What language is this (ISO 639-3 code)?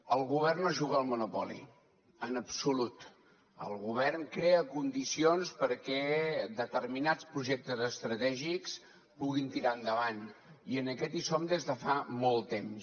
cat